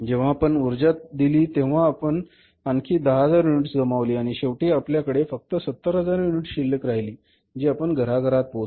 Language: Marathi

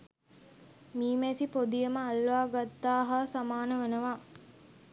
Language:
Sinhala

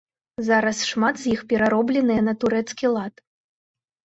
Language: Belarusian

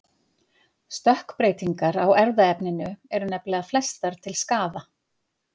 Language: Icelandic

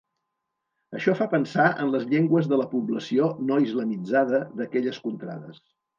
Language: Catalan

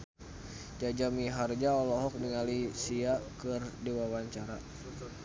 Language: Sundanese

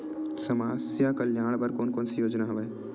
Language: Chhattisgarhi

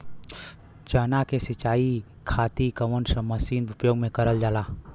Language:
Bhojpuri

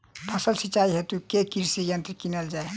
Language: Maithili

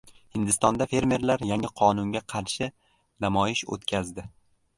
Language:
Uzbek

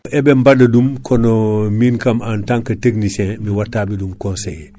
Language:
Fula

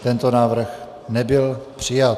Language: Czech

